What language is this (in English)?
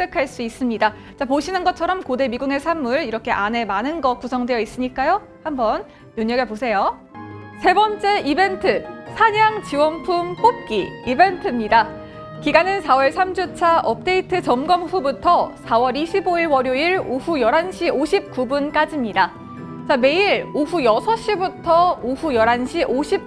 Korean